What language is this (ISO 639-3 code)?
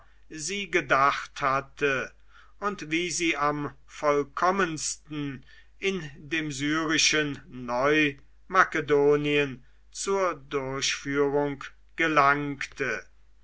deu